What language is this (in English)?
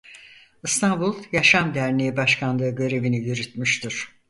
Turkish